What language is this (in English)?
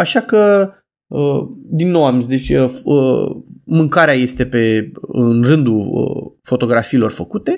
Romanian